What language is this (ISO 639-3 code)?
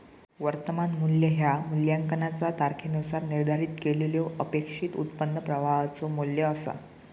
mar